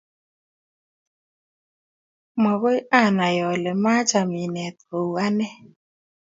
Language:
Kalenjin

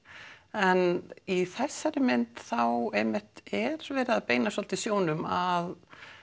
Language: Icelandic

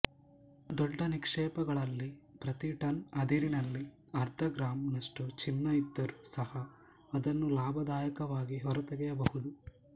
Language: Kannada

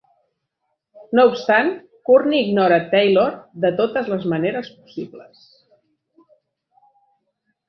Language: Catalan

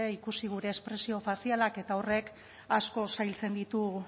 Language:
Basque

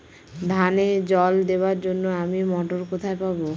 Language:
Bangla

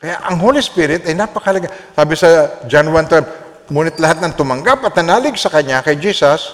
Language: Filipino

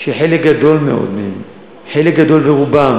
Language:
Hebrew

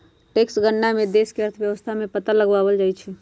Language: Magahi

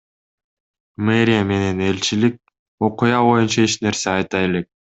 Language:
Kyrgyz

